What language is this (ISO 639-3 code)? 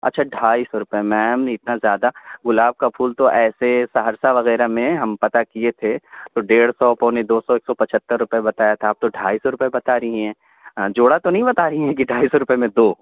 urd